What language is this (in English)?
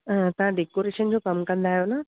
Sindhi